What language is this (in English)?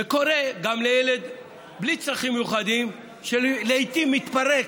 Hebrew